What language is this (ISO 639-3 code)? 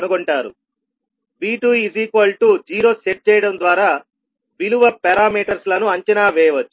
tel